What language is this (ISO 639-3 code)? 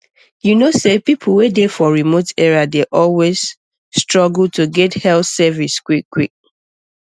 pcm